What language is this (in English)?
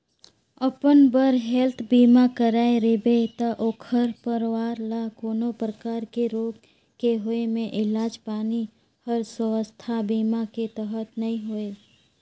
Chhattisgarhi